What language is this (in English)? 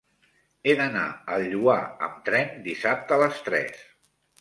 Catalan